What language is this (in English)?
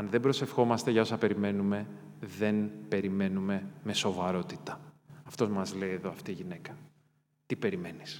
Greek